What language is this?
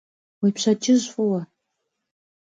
Kabardian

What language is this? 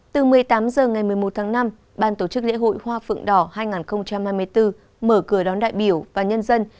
Vietnamese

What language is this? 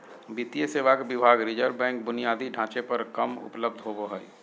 Magahi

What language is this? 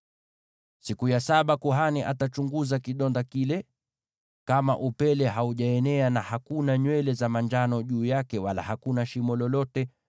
Swahili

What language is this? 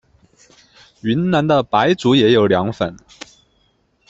Chinese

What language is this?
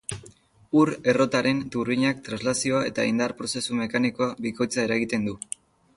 Basque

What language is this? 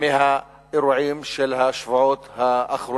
Hebrew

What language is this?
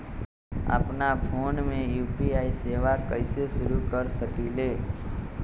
Magahi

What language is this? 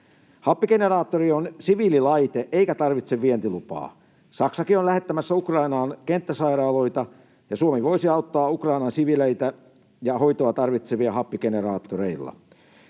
Finnish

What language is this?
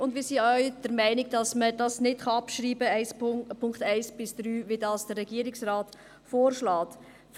Swiss German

